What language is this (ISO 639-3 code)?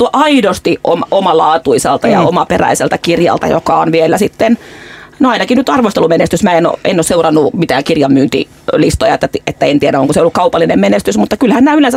fin